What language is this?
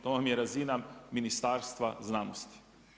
Croatian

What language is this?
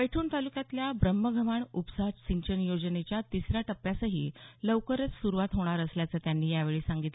Marathi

